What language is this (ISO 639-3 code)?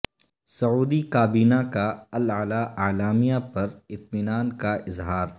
urd